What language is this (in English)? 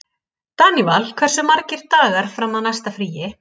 Icelandic